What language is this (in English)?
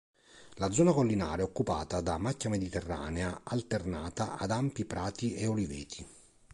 Italian